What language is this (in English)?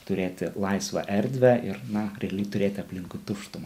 Lithuanian